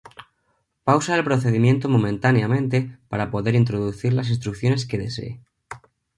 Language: Spanish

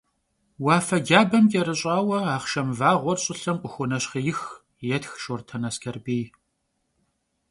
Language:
Kabardian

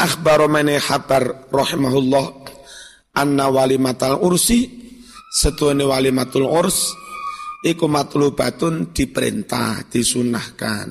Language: Indonesian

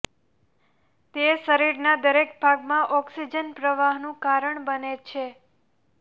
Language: Gujarati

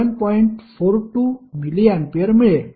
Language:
Marathi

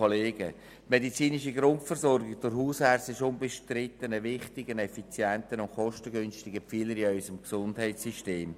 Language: Swiss German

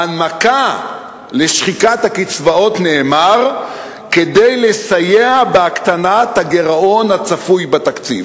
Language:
Hebrew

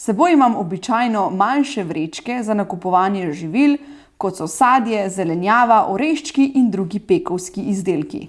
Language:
Slovenian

